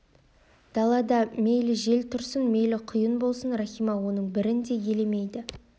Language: Kazakh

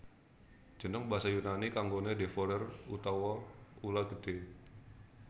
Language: Javanese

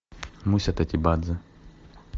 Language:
Russian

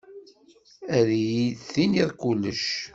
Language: Kabyle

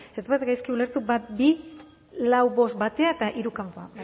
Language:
Basque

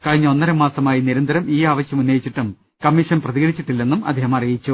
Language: Malayalam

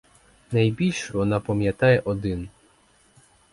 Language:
Ukrainian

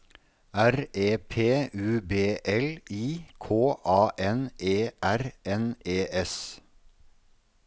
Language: Norwegian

